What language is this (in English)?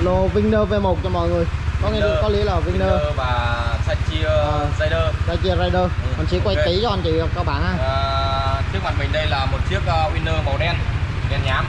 Vietnamese